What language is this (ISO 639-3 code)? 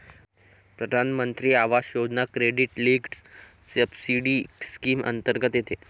mar